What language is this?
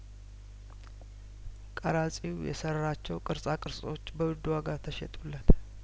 Amharic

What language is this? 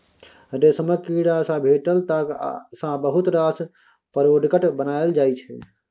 Maithili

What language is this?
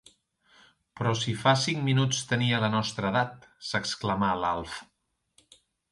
Catalan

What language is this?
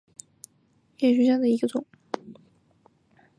Chinese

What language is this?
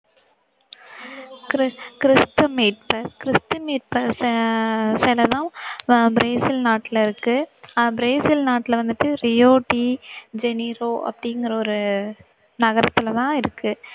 Tamil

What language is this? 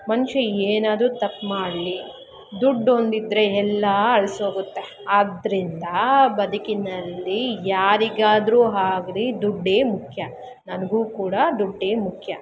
Kannada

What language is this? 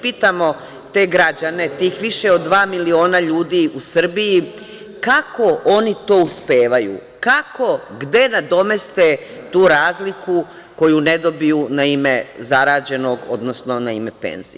Serbian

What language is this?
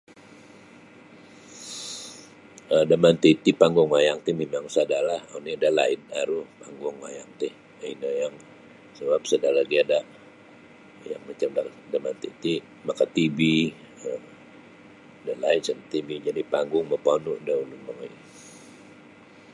Sabah Bisaya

